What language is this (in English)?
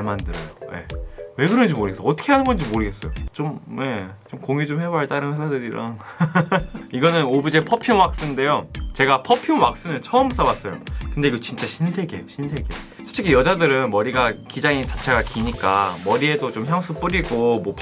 Korean